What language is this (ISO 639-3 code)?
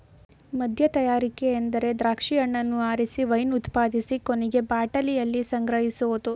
kan